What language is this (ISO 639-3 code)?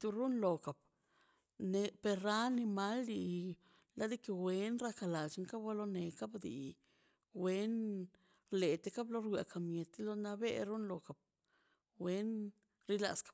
zpy